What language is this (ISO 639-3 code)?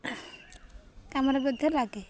ori